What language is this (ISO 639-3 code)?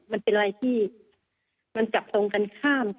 tha